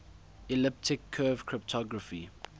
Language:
English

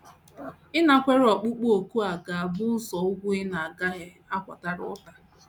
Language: Igbo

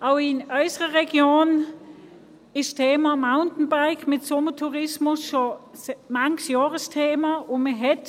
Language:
Swiss German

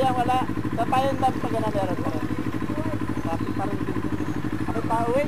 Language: Polish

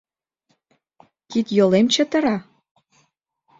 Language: Mari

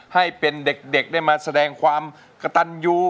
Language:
Thai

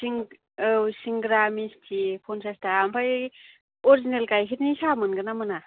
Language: Bodo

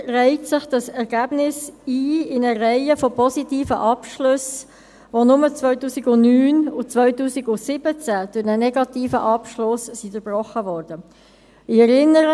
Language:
Swiss German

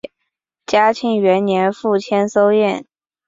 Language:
Chinese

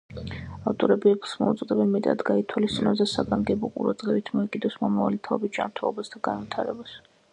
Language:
Georgian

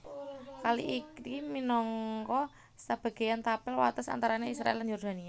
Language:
Javanese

